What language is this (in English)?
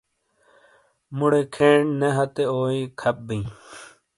Shina